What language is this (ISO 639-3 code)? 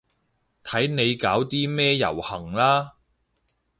yue